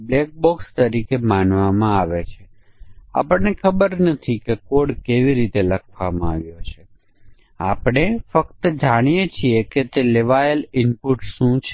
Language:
Gujarati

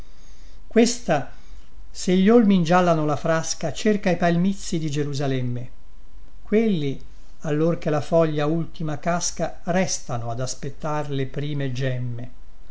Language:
Italian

